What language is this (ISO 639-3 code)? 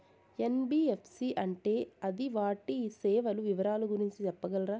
tel